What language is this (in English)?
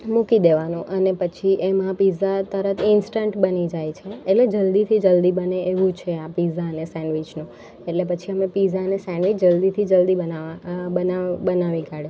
Gujarati